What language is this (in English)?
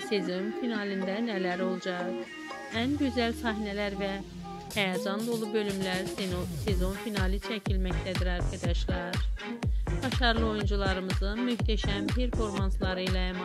Turkish